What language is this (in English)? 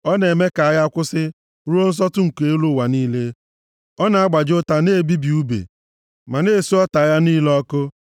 Igbo